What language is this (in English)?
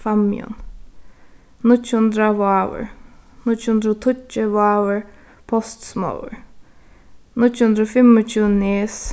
Faroese